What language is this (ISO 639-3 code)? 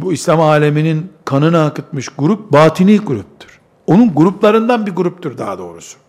tur